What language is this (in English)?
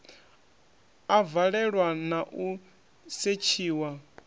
Venda